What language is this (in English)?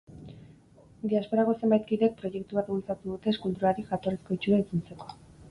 Basque